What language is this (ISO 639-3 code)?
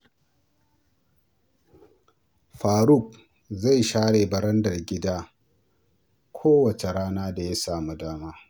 hau